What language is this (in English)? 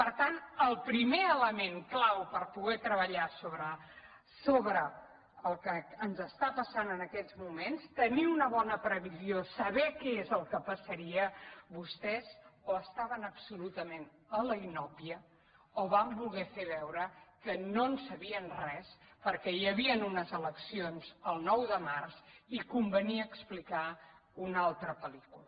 Catalan